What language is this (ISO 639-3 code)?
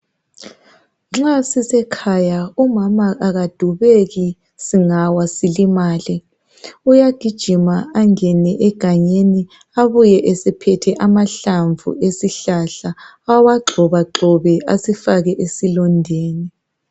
nde